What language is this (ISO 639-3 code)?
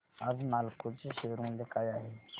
mar